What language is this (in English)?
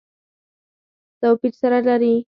Pashto